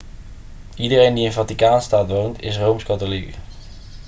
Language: Dutch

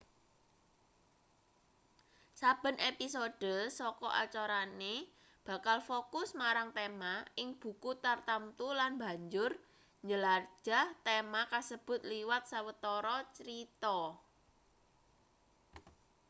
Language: Javanese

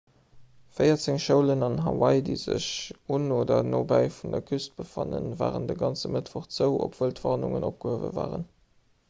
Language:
Luxembourgish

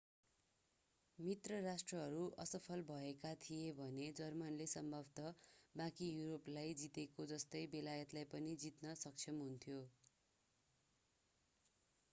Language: Nepali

